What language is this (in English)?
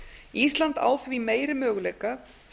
Icelandic